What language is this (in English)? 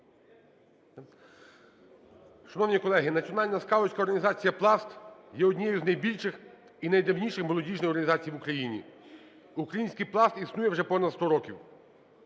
Ukrainian